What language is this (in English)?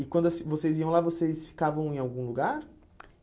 Portuguese